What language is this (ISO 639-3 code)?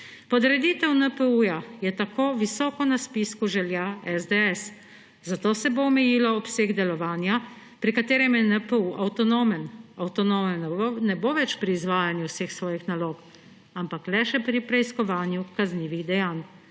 slv